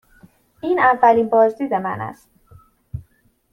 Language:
Persian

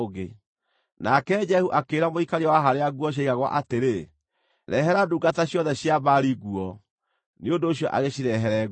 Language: Kikuyu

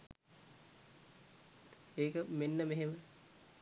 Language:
Sinhala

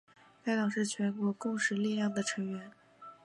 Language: Chinese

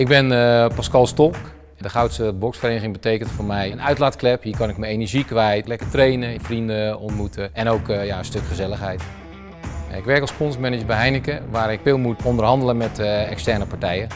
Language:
Dutch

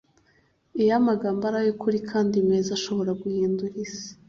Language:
Kinyarwanda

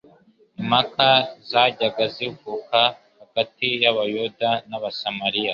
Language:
Kinyarwanda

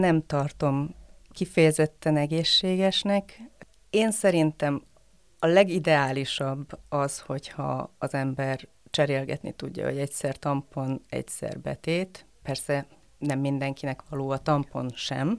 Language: Hungarian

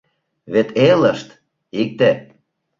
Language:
Mari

